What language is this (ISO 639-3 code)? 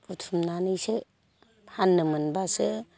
brx